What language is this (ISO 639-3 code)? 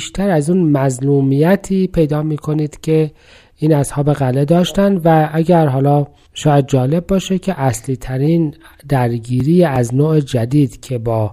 fas